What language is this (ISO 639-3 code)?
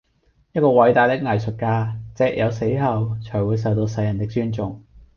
yue